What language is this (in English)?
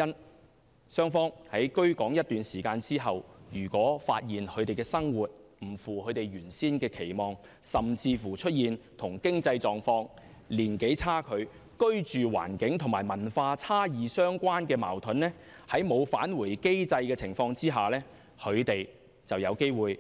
Cantonese